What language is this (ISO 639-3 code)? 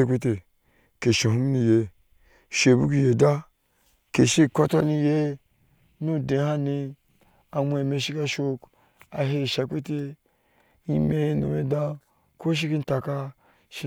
ahs